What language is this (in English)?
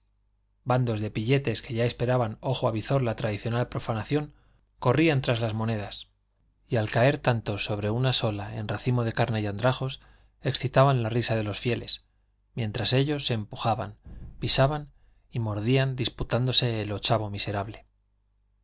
Spanish